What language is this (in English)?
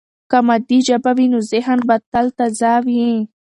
Pashto